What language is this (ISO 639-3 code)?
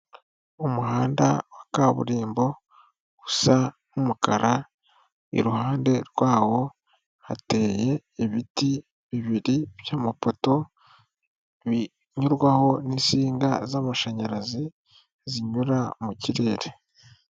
kin